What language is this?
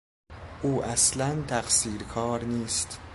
Persian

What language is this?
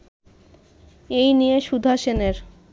Bangla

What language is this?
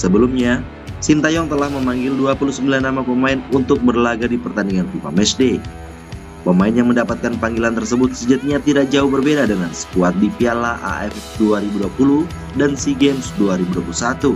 Indonesian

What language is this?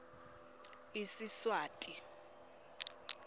Swati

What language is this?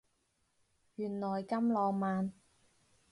Cantonese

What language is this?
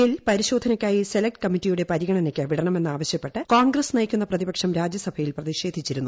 Malayalam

